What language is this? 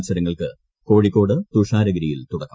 Malayalam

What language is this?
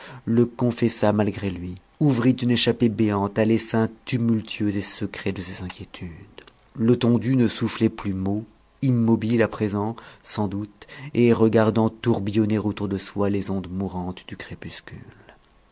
French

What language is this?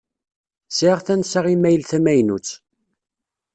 Kabyle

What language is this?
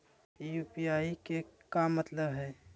Magahi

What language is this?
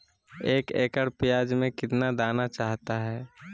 Magahi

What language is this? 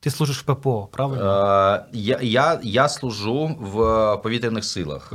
Ukrainian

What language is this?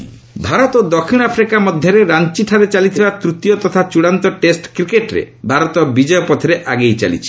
Odia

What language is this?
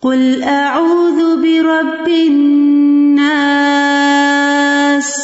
Urdu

